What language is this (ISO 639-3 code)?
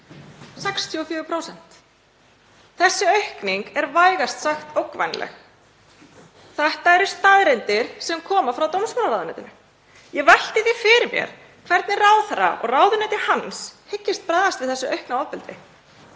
isl